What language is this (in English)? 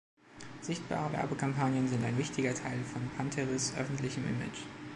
German